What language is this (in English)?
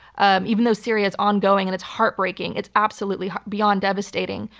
English